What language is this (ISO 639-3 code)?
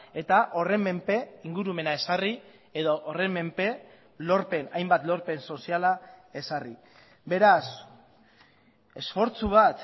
eus